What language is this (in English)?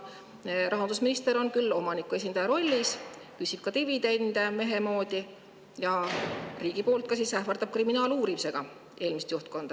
Estonian